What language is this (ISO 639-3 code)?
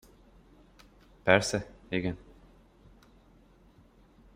hun